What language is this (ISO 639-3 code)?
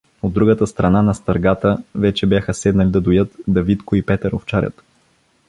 bul